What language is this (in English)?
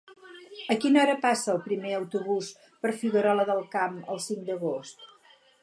Catalan